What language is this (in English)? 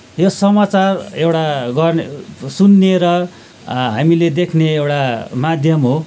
Nepali